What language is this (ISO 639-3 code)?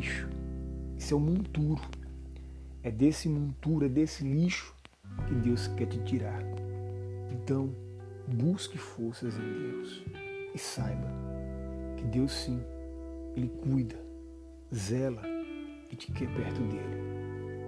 por